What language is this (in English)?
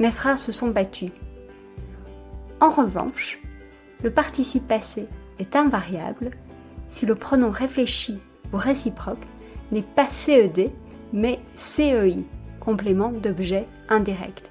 French